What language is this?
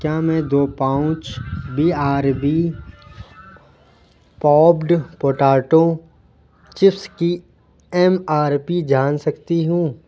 Urdu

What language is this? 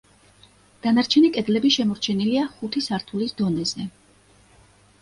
Georgian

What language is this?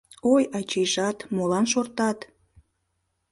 Mari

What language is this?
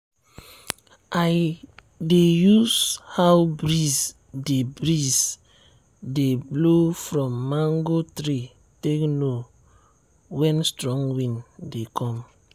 Nigerian Pidgin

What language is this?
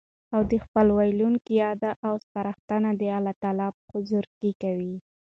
Pashto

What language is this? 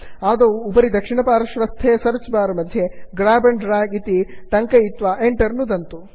Sanskrit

